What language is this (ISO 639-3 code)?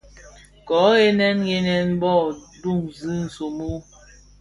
ksf